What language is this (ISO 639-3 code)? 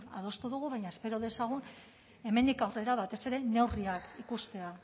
eus